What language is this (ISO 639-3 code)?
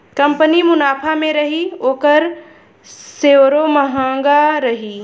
bho